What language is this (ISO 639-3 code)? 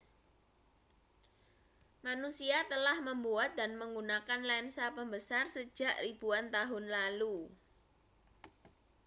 ind